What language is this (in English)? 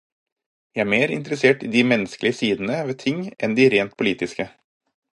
Norwegian Bokmål